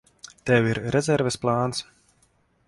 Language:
Latvian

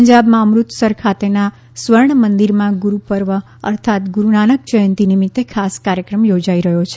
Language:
Gujarati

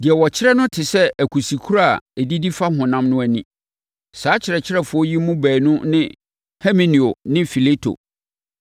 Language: Akan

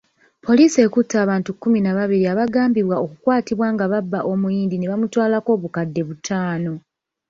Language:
Ganda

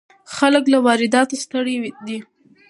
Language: Pashto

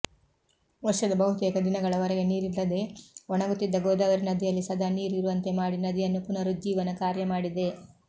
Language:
Kannada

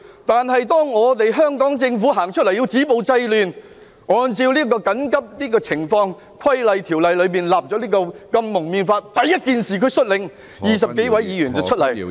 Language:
Cantonese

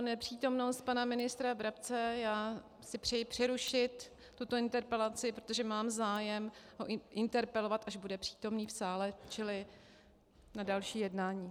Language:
Czech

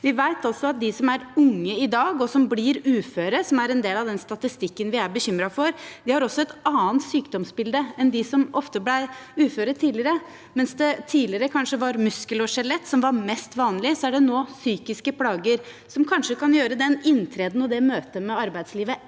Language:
Norwegian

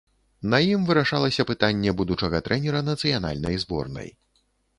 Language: Belarusian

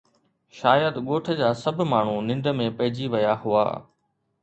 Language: Sindhi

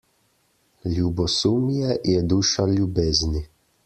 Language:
Slovenian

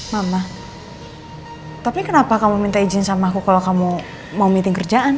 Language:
Indonesian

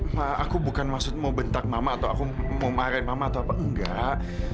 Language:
Indonesian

